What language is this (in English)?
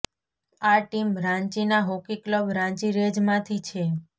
Gujarati